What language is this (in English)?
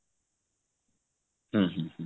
Odia